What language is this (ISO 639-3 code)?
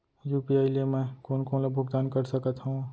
hne